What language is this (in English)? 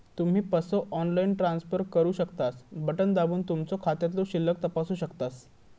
Marathi